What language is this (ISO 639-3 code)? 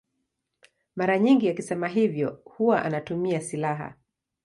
swa